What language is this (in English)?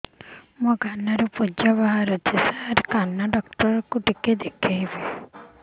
Odia